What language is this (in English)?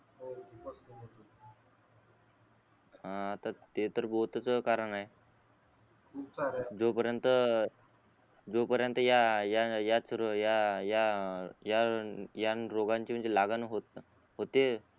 Marathi